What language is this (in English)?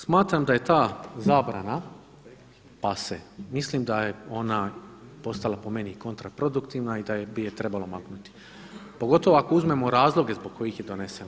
Croatian